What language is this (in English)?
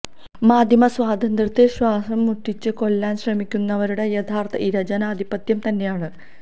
Malayalam